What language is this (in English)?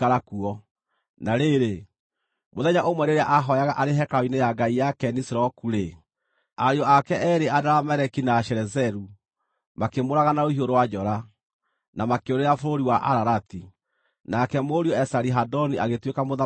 Kikuyu